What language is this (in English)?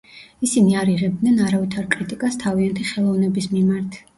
Georgian